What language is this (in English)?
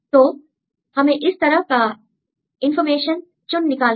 Hindi